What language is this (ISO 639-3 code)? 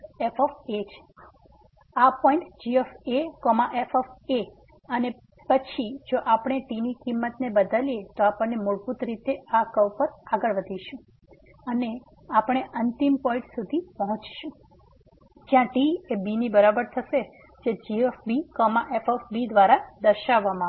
guj